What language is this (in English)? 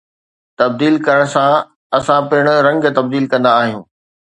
Sindhi